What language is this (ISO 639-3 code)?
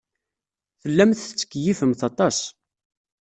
kab